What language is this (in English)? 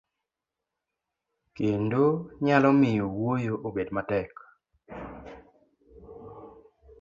Luo (Kenya and Tanzania)